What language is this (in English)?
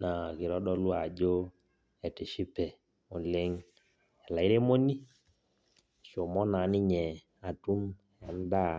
Masai